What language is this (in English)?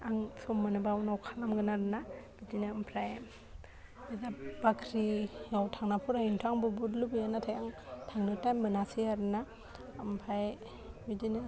Bodo